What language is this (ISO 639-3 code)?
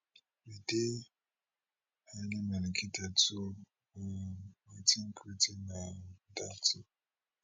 pcm